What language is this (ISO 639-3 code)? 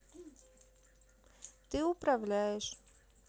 rus